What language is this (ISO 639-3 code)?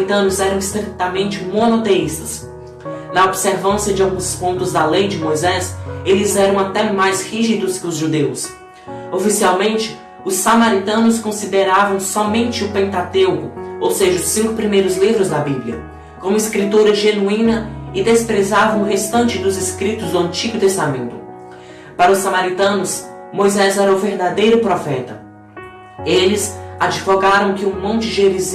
por